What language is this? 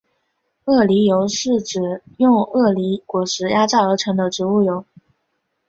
Chinese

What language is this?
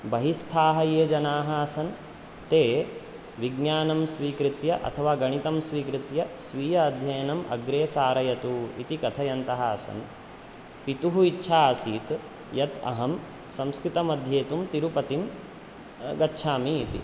Sanskrit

